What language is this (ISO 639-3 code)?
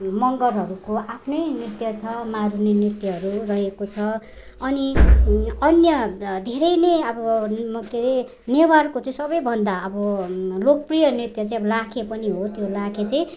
nep